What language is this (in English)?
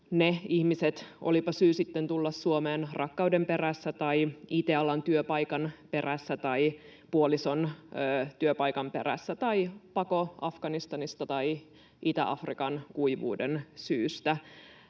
Finnish